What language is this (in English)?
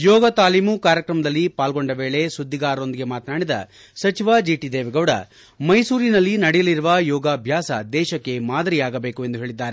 Kannada